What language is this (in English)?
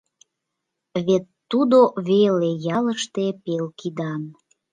Mari